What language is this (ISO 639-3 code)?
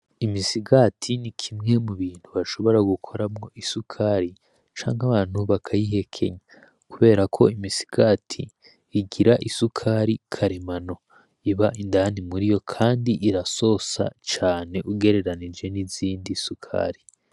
run